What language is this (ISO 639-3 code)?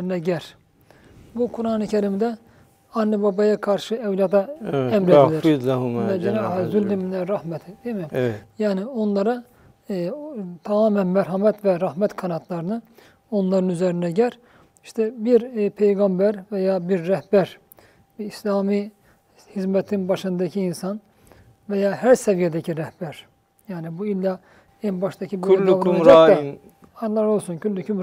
tur